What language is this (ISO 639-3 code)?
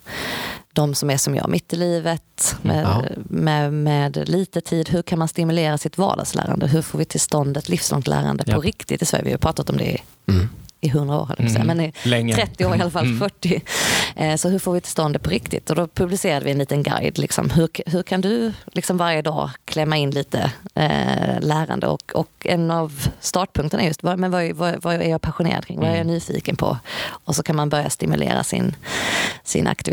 swe